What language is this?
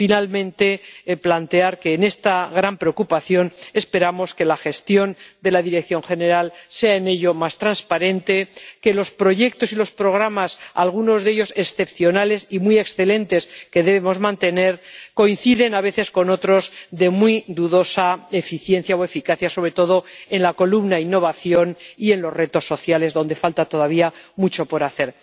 Spanish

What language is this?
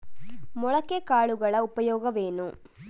Kannada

